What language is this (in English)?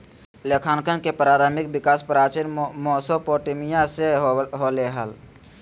Magahi